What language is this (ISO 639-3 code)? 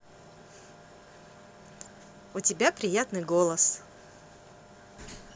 rus